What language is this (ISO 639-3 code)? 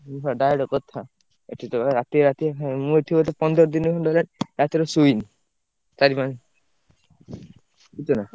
ori